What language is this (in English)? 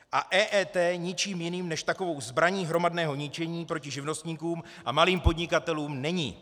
Czech